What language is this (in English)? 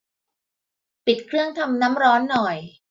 Thai